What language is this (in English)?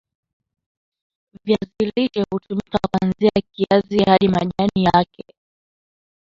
Swahili